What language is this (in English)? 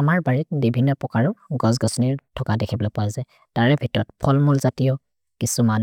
Maria (India)